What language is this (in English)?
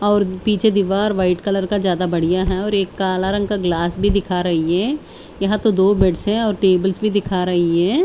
Hindi